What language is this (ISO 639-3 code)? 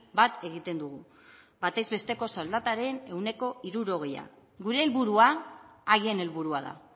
eus